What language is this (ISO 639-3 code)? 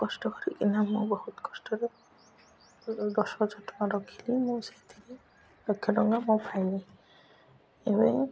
ori